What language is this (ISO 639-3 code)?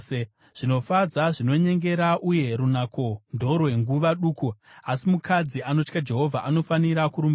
sna